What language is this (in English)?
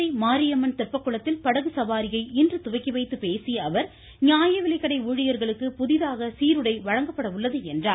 Tamil